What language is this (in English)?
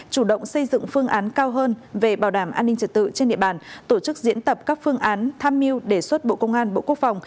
Vietnamese